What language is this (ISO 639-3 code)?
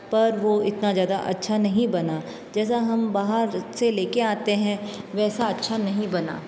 hin